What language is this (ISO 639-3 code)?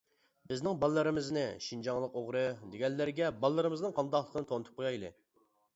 uig